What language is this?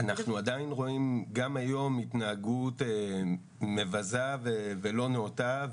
Hebrew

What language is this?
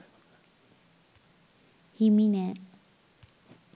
Sinhala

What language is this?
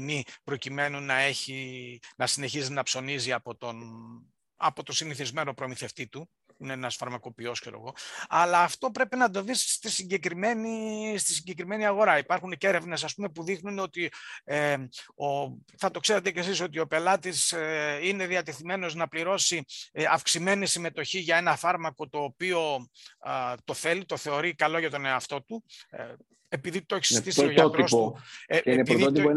Greek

